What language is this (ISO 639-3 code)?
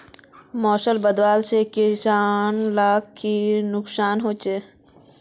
mag